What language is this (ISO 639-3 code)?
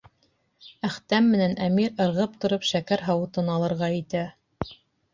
bak